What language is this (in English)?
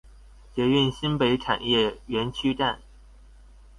Chinese